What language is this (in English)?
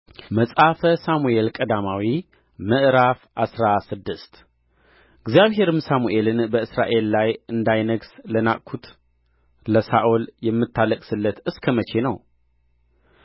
Amharic